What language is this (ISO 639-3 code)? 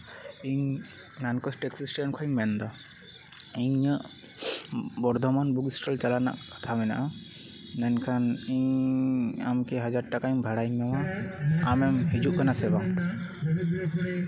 sat